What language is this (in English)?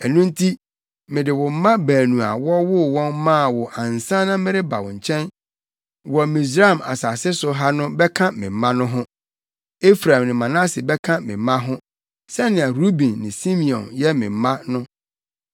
Akan